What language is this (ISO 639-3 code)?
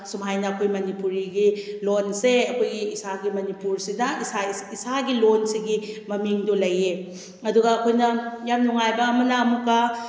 mni